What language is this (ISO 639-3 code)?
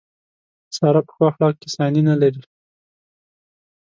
pus